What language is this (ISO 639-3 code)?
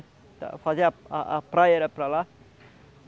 por